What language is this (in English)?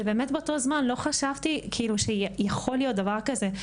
Hebrew